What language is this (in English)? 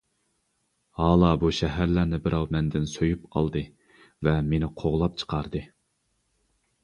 Uyghur